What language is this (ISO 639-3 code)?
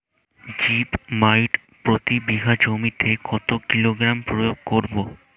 ben